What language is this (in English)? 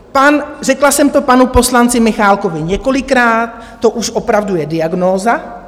Czech